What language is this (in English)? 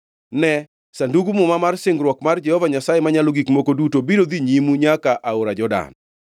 Luo (Kenya and Tanzania)